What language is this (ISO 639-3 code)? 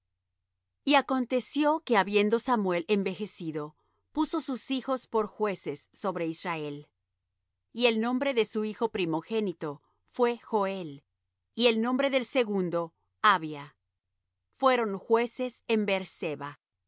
spa